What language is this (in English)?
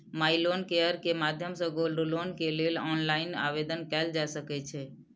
Maithili